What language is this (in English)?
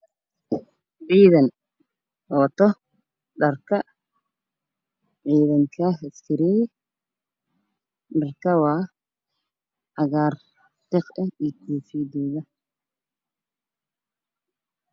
Somali